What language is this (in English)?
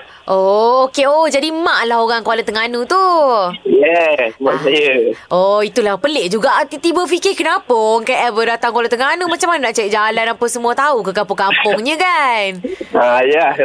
Malay